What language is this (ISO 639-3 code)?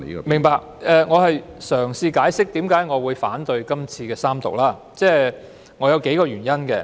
yue